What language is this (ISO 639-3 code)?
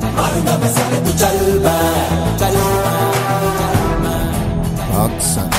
tel